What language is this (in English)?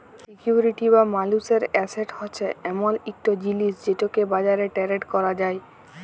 Bangla